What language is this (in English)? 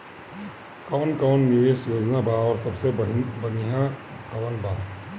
Bhojpuri